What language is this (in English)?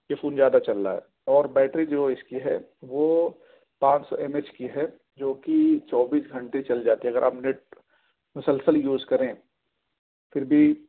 Urdu